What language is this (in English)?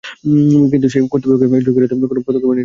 Bangla